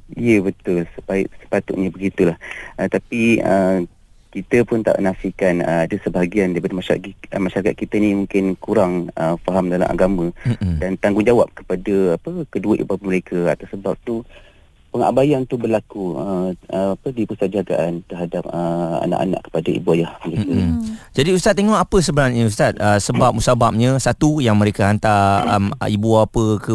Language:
Malay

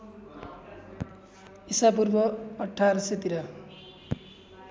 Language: Nepali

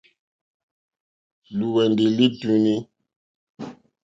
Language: Mokpwe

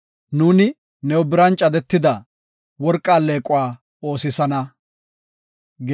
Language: Gofa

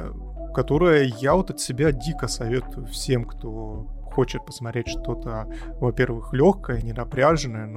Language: Russian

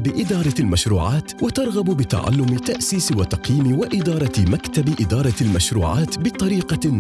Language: Arabic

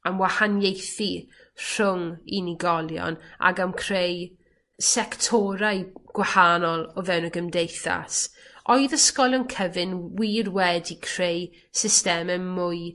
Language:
Welsh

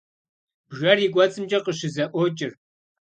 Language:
Kabardian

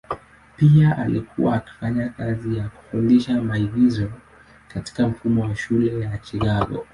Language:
Swahili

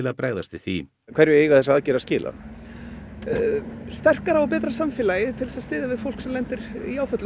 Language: Icelandic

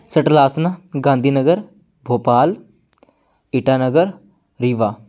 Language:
Punjabi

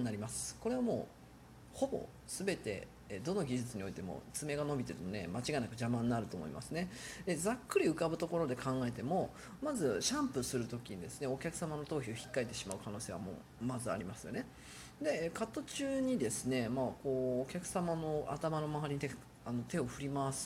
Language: Japanese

